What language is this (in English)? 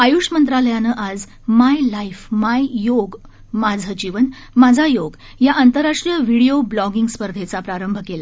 Marathi